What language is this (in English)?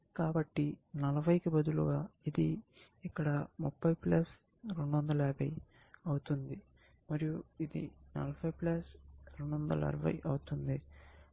Telugu